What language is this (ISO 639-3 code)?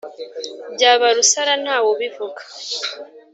kin